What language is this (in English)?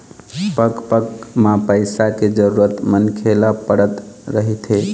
Chhattisgarhi